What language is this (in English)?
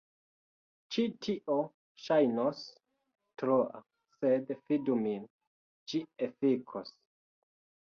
Esperanto